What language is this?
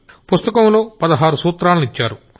Telugu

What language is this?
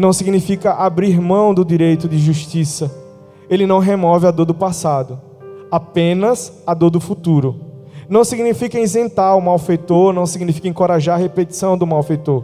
Portuguese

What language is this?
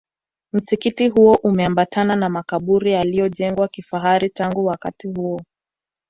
Swahili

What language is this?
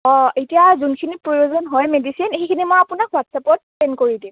Assamese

